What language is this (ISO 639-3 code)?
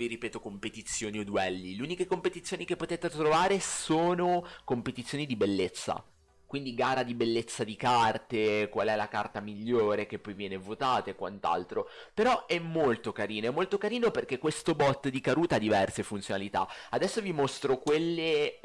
ita